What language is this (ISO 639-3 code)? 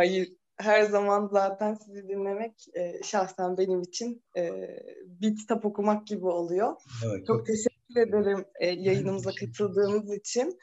tur